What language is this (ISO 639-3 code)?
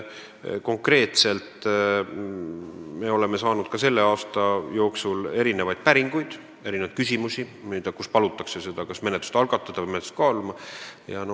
est